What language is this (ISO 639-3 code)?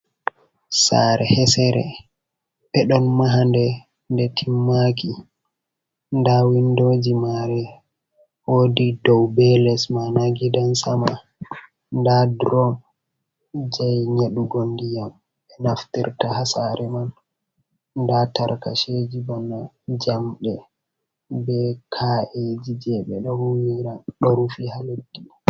ful